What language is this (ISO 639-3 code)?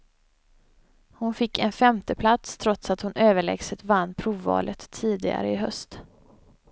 swe